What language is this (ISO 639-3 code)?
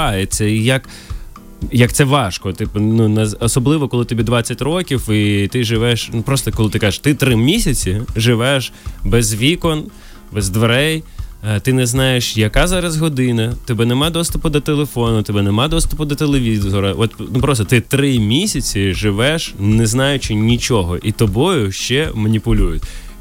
ukr